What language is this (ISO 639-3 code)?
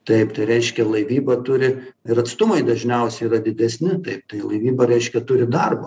lit